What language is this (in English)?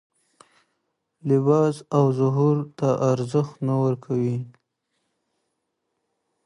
Pashto